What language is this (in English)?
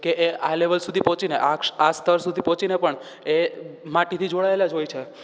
Gujarati